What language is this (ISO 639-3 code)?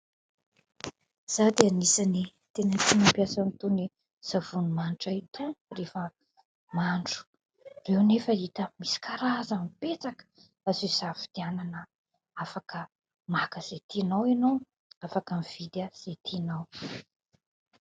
mlg